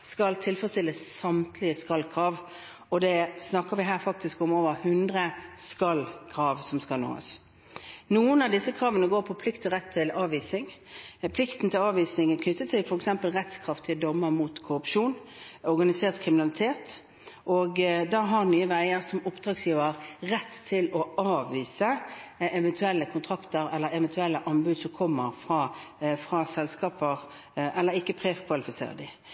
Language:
Norwegian Bokmål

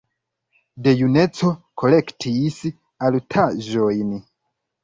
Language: Esperanto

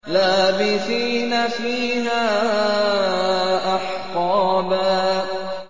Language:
Arabic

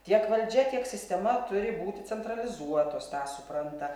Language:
Lithuanian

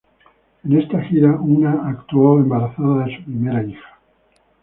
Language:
Spanish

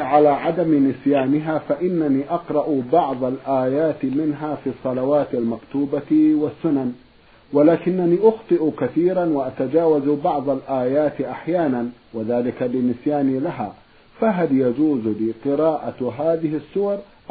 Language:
Arabic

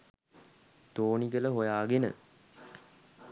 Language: Sinhala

